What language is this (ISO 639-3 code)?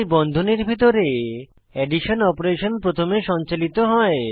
ben